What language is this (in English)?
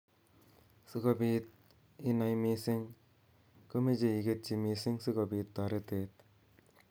Kalenjin